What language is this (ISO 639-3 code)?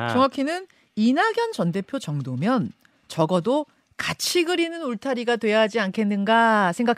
kor